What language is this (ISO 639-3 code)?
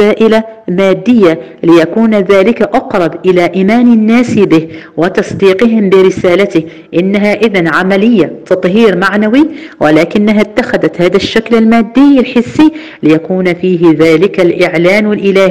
ara